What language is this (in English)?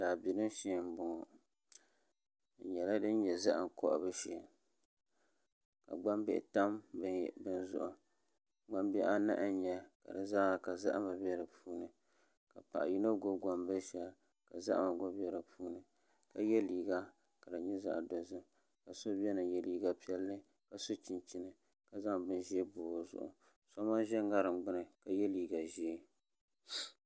Dagbani